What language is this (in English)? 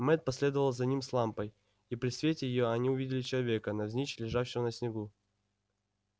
Russian